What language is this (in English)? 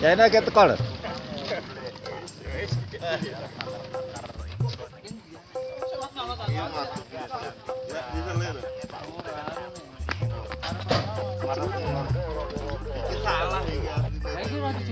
Indonesian